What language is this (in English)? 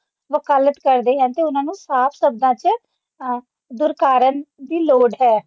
Punjabi